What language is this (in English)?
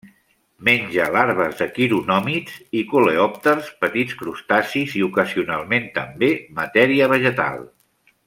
Catalan